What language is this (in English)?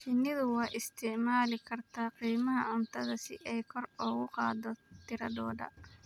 Somali